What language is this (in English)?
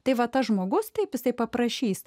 Lithuanian